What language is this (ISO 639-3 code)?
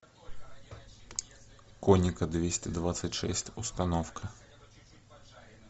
rus